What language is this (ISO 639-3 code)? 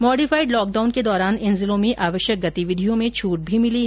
hin